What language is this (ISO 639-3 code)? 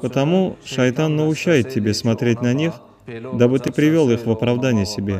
rus